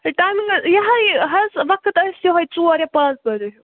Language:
Kashmiri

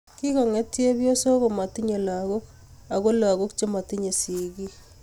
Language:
Kalenjin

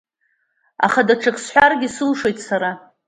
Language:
Abkhazian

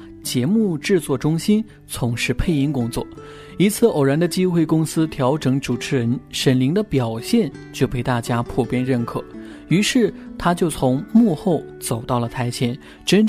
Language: Chinese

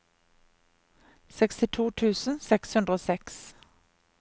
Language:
Norwegian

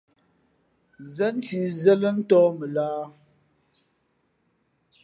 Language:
Fe'fe'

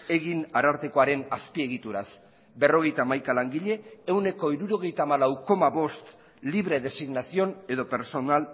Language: Basque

